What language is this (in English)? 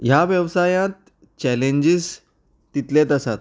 Konkani